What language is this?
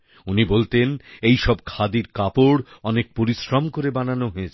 Bangla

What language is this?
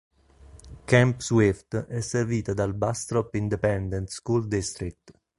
Italian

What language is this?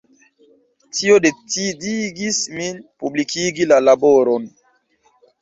Esperanto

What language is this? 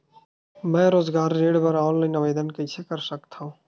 Chhattisgarhi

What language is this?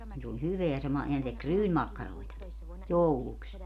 Finnish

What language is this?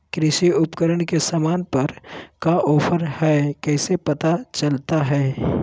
Magahi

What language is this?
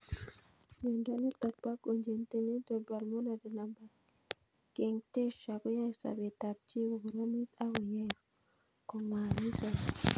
Kalenjin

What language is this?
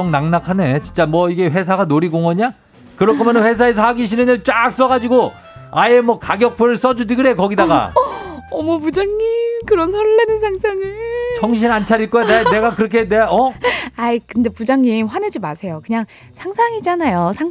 Korean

